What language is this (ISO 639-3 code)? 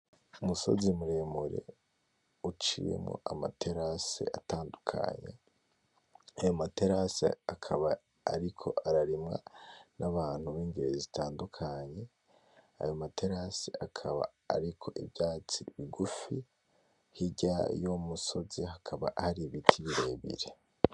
run